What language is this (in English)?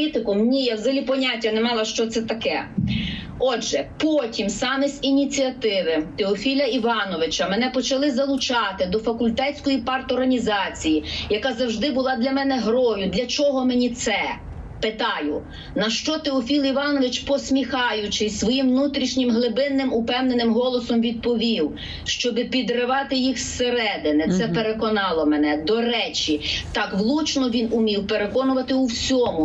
Ukrainian